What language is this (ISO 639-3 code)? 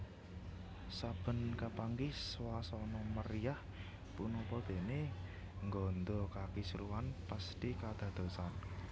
jav